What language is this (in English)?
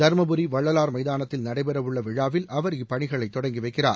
Tamil